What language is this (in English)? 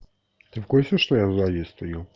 Russian